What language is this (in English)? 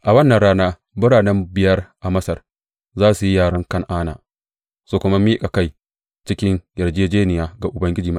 Hausa